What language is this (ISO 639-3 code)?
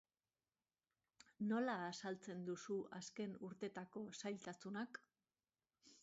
eus